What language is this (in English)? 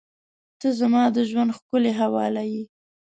Pashto